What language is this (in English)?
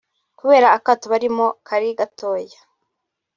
Kinyarwanda